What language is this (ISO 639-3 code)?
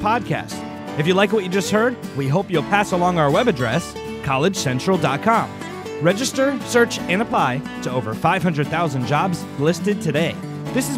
eng